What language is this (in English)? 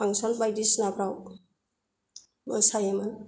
Bodo